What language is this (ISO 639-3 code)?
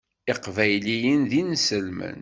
kab